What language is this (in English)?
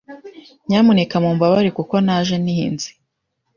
Kinyarwanda